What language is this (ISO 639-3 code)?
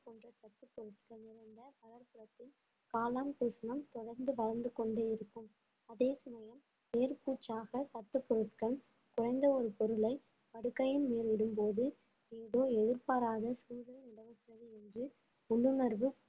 tam